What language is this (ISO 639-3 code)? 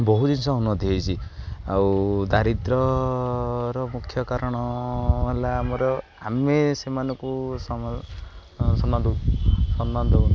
ori